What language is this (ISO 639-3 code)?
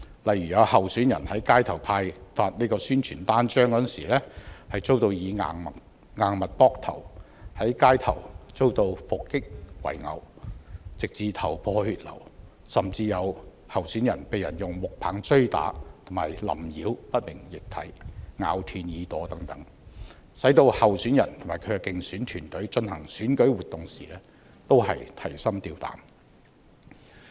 yue